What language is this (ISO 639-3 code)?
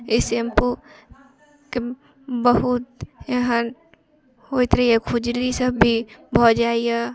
mai